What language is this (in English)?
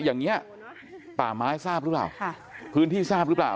Thai